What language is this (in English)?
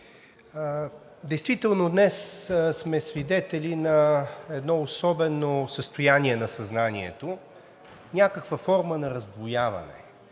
Bulgarian